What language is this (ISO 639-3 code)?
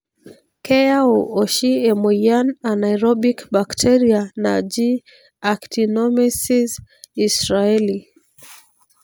mas